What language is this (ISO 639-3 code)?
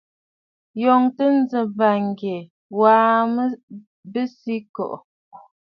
bfd